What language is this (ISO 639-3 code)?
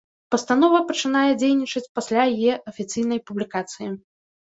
bel